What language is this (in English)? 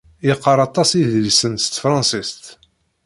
Kabyle